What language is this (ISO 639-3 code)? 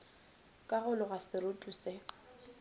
nso